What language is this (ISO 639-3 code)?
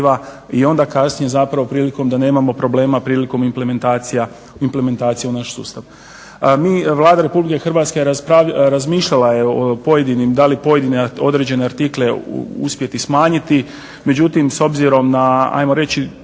hrv